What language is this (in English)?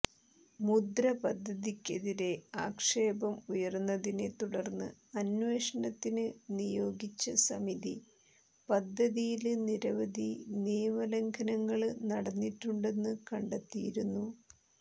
Malayalam